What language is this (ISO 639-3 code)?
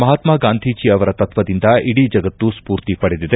kan